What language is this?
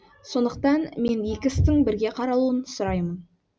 Kazakh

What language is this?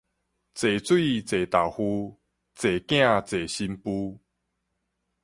Min Nan Chinese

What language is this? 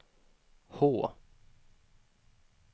Swedish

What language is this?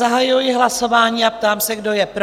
Czech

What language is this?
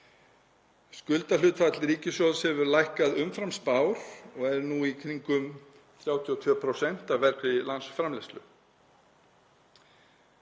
Icelandic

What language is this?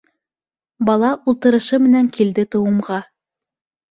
Bashkir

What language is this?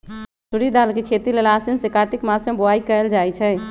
Magahi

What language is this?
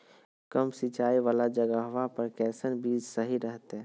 Magahi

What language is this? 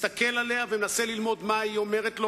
Hebrew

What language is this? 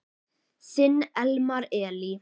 Icelandic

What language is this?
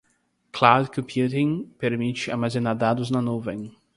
Portuguese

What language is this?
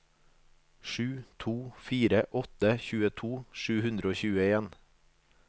Norwegian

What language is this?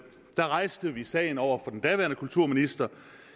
Danish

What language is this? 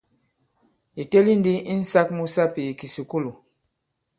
Bankon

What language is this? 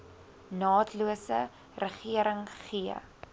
Afrikaans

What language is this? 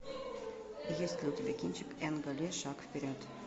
Russian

